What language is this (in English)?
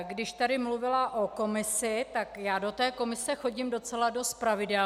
Czech